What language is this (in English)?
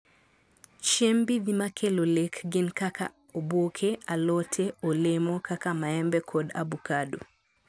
Luo (Kenya and Tanzania)